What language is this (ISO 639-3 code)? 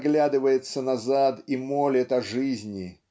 rus